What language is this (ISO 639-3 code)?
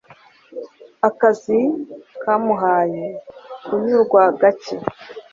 kin